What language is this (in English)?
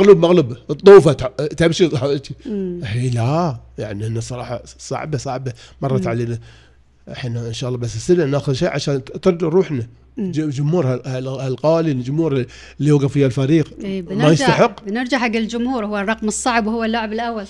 Arabic